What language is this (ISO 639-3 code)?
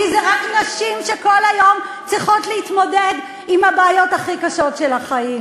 heb